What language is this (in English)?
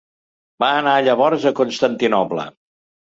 Catalan